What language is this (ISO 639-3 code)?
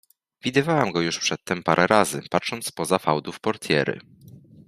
pol